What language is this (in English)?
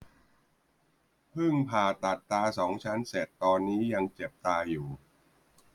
Thai